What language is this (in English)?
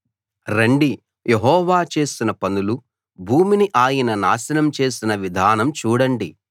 Telugu